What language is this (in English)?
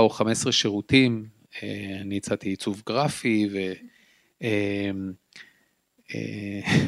Hebrew